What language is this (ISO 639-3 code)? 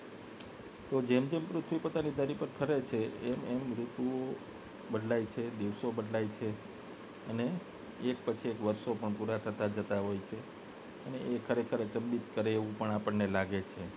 guj